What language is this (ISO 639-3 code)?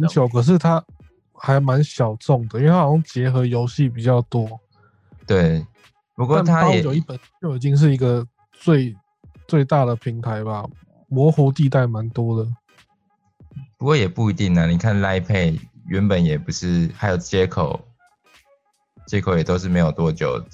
zho